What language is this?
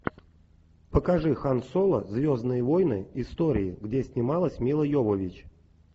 Russian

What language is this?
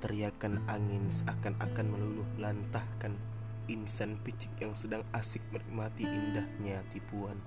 Malay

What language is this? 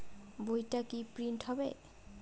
Bangla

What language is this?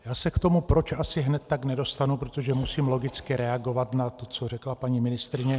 Czech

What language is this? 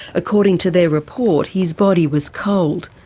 English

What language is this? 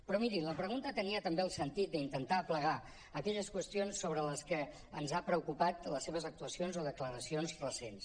Catalan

